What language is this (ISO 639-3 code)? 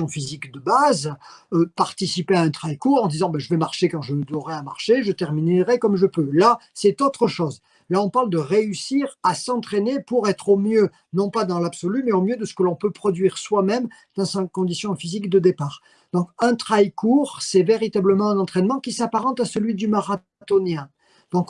fra